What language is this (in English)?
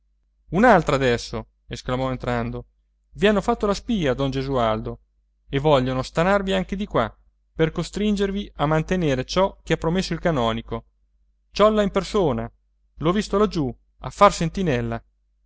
Italian